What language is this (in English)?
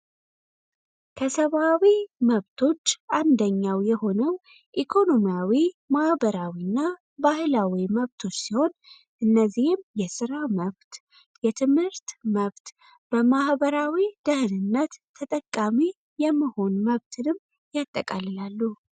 Amharic